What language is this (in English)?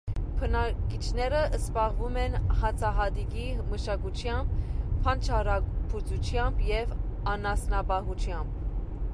Armenian